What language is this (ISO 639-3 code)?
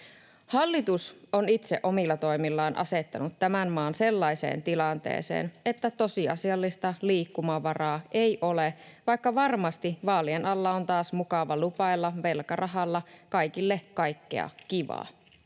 fin